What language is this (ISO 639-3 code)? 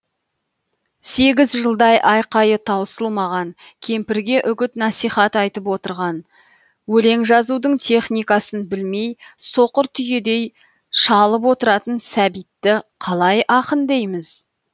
kaz